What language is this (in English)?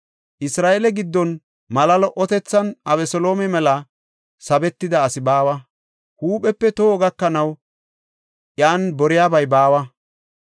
Gofa